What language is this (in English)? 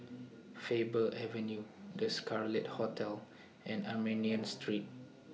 English